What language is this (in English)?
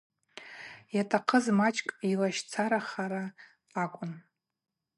Abaza